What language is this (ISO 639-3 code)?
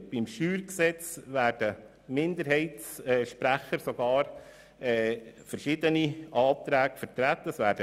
gsw